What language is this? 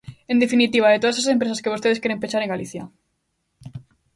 Galician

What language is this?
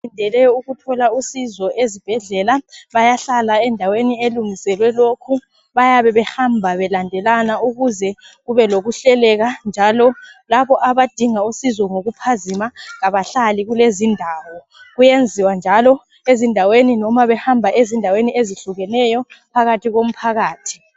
North Ndebele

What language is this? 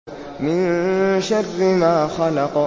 Arabic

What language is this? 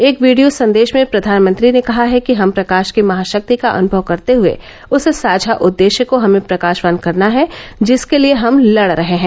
Hindi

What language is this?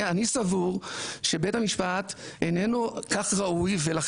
Hebrew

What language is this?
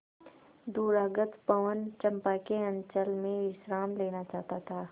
Hindi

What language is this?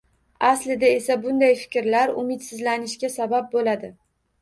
Uzbek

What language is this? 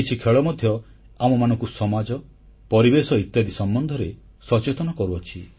Odia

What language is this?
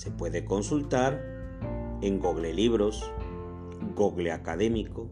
Spanish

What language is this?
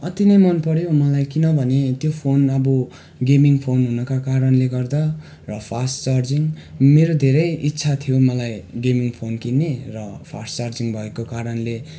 Nepali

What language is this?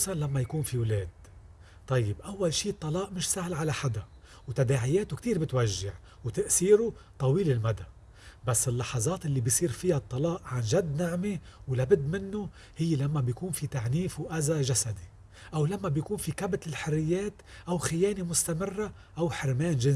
Arabic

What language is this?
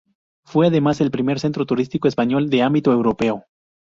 Spanish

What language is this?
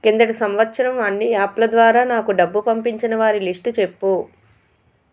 Telugu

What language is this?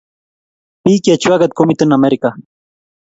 Kalenjin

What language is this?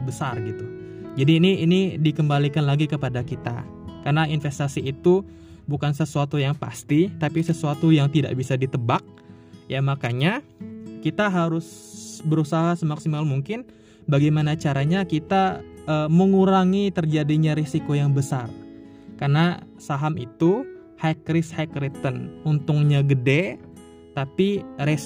Indonesian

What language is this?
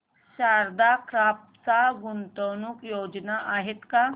Marathi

